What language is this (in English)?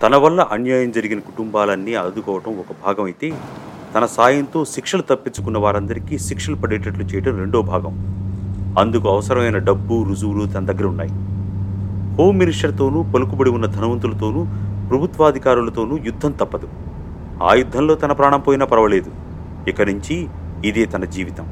Telugu